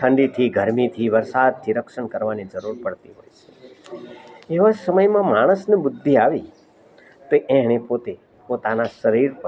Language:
Gujarati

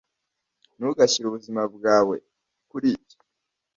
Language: Kinyarwanda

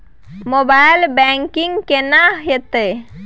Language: Maithili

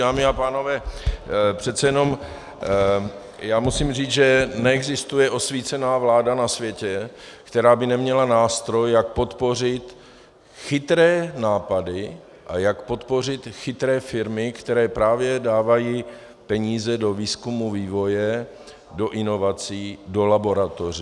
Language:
Czech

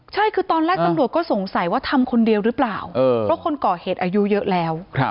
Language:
Thai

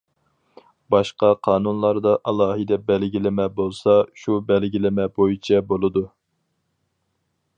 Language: Uyghur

